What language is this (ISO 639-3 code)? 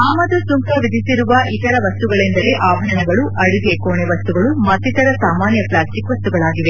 kan